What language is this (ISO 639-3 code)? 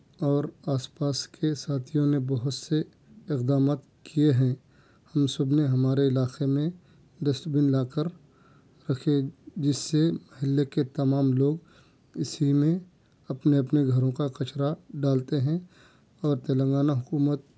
urd